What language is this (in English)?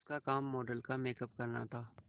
Hindi